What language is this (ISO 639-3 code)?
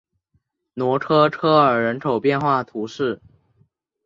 zho